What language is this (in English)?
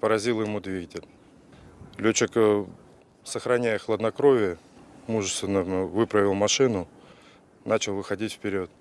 Russian